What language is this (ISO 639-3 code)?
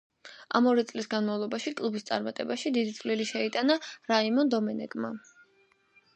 kat